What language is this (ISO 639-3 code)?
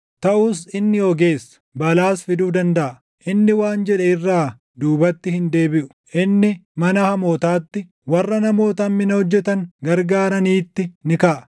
orm